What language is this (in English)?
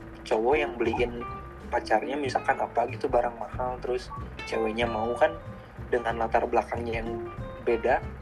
Indonesian